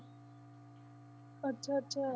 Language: Punjabi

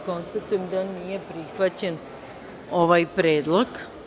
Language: Serbian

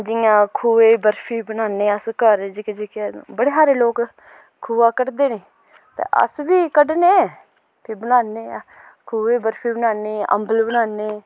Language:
Dogri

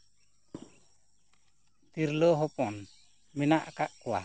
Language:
Santali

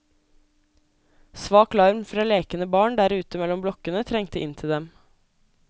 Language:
Norwegian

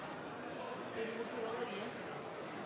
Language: Norwegian Bokmål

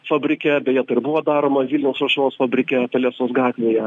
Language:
Lithuanian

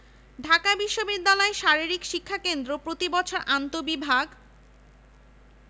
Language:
Bangla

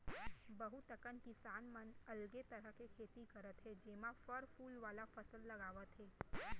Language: Chhattisgarhi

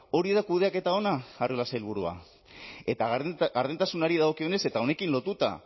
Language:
Basque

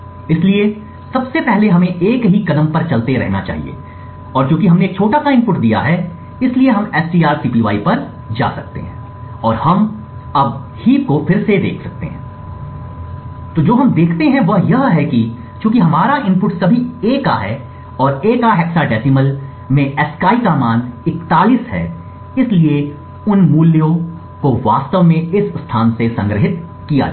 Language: Hindi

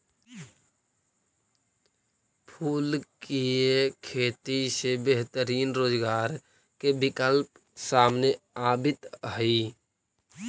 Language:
Magahi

